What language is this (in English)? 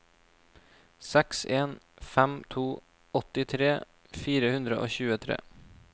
Norwegian